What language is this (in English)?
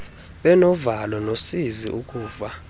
Xhosa